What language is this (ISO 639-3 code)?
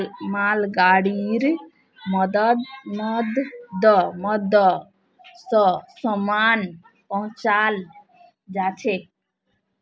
mag